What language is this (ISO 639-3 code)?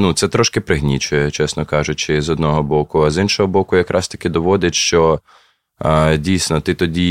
ukr